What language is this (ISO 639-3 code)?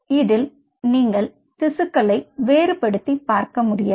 tam